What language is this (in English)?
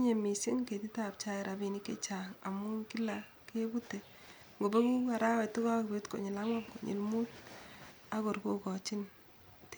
Kalenjin